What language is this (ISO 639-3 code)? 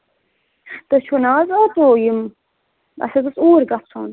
kas